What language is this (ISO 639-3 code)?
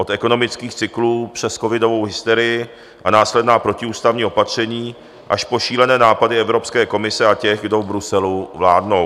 ces